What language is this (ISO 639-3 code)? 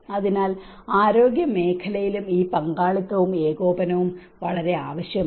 mal